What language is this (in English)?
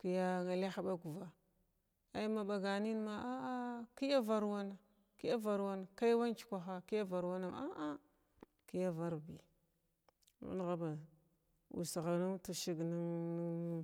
Glavda